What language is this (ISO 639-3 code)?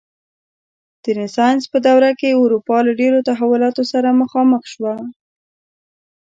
pus